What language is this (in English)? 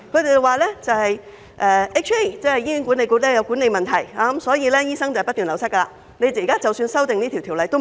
Cantonese